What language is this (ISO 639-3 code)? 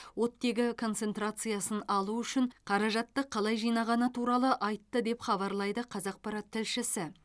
kaz